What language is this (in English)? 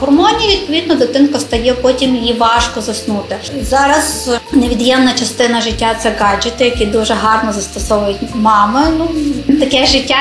Ukrainian